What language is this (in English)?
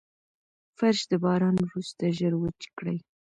Pashto